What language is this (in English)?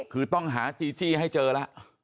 Thai